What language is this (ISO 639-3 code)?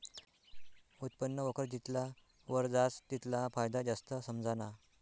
mar